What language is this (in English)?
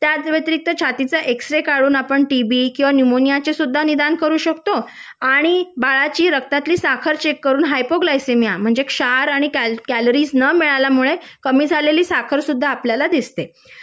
Marathi